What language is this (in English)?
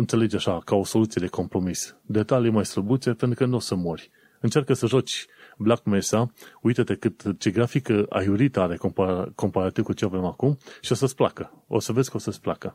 Romanian